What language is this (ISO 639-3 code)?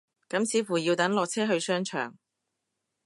yue